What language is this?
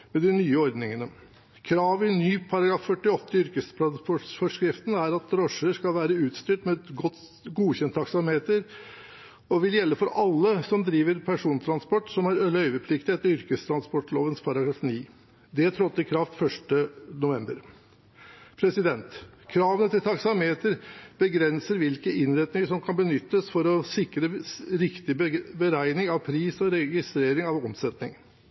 Norwegian Bokmål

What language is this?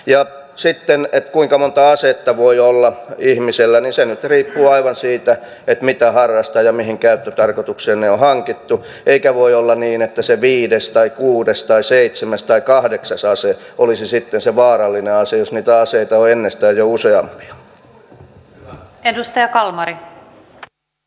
Finnish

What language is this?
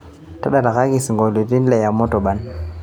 Masai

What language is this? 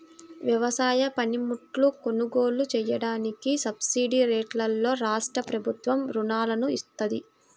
Telugu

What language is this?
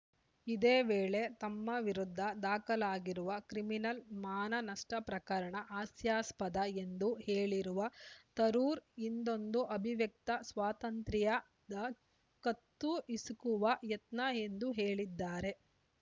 Kannada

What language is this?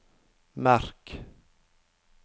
Norwegian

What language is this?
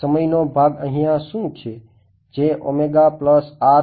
Gujarati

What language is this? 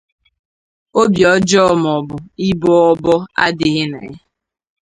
Igbo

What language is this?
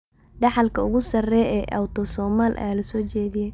Somali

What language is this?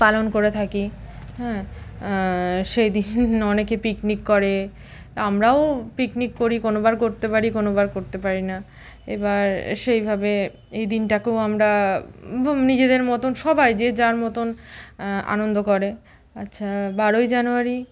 Bangla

